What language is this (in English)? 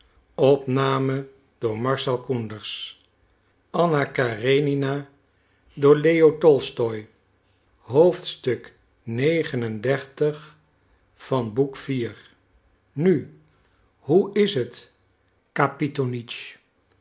Dutch